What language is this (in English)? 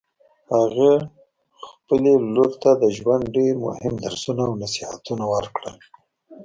Pashto